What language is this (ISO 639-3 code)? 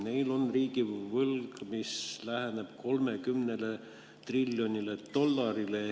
est